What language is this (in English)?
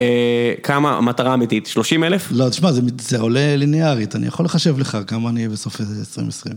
Hebrew